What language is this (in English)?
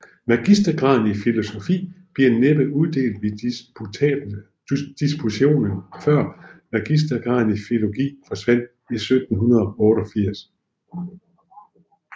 Danish